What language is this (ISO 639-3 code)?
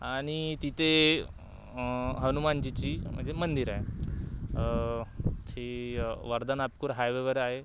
mar